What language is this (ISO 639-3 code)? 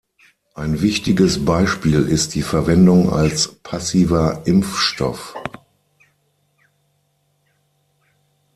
deu